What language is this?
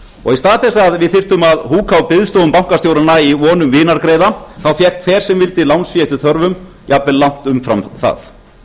Icelandic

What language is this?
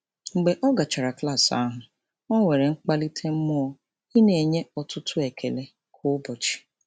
Igbo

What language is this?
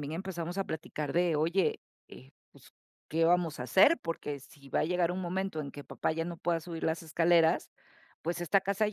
Spanish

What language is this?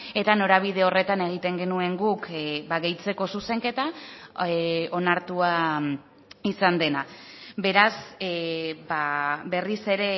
Basque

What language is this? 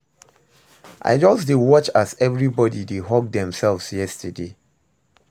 Nigerian Pidgin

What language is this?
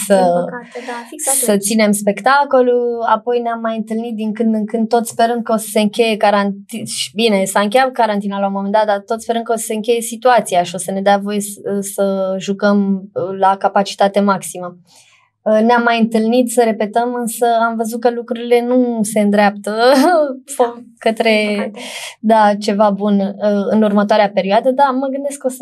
Romanian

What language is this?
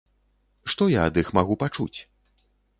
Belarusian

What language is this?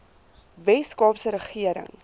Afrikaans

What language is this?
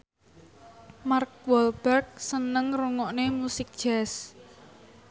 Javanese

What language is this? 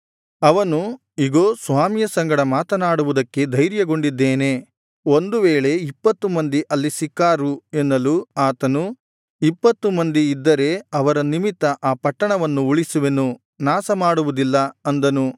Kannada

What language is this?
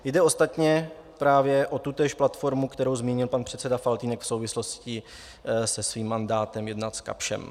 Czech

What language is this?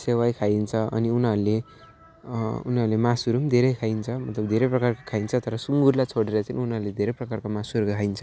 Nepali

